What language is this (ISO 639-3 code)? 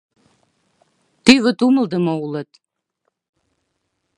chm